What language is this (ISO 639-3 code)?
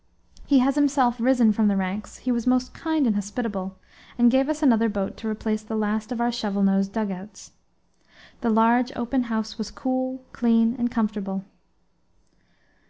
eng